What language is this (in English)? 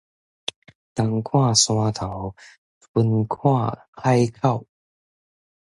Min Nan Chinese